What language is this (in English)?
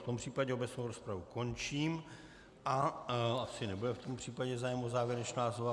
Czech